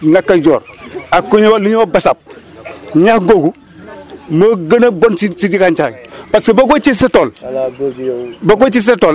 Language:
Wolof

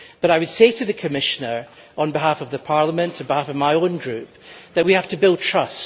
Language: English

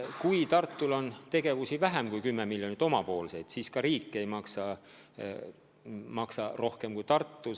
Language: Estonian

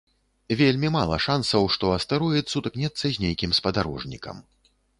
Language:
Belarusian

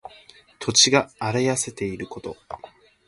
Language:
Japanese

